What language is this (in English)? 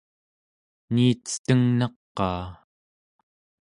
Central Yupik